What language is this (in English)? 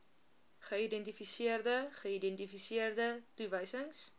Afrikaans